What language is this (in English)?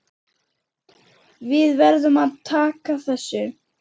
Icelandic